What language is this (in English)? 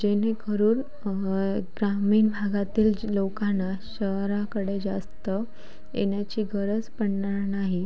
Marathi